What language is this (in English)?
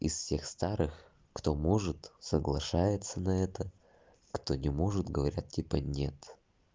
Russian